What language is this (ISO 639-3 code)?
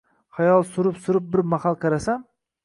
uzb